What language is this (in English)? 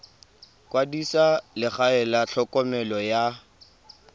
Tswana